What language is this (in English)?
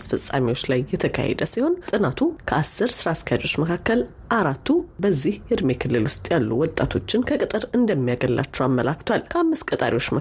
Amharic